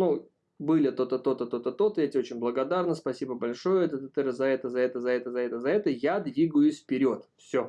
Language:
Russian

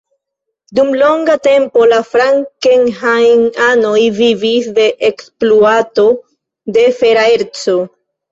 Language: Esperanto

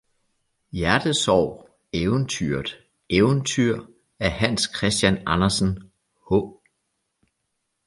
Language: Danish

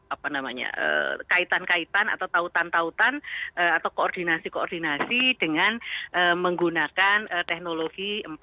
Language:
Indonesian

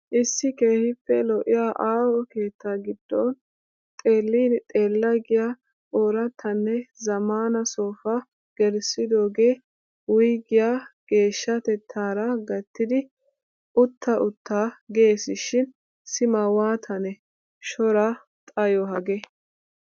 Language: Wolaytta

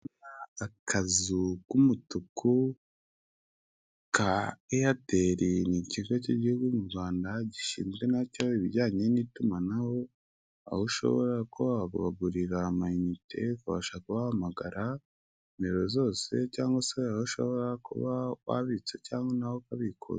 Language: Kinyarwanda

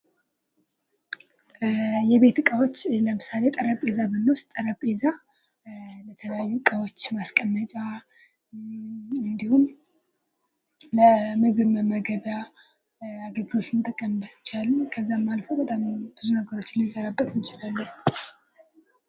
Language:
Amharic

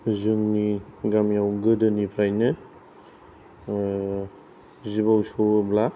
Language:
Bodo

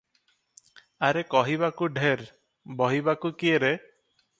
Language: Odia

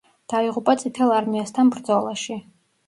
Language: Georgian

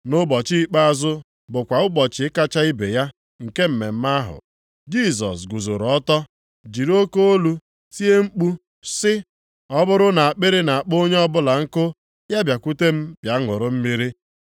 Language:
Igbo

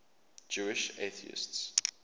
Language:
English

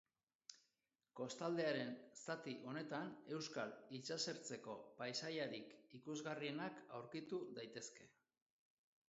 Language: Basque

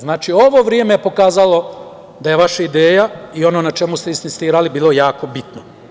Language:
Serbian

